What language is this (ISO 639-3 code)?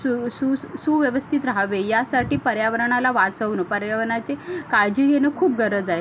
mar